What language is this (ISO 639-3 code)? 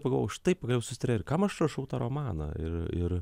lit